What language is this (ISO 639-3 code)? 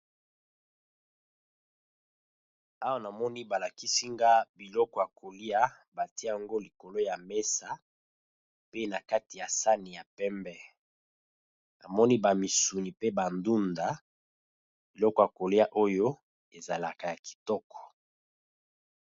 lin